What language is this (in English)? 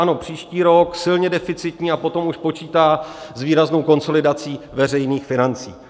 Czech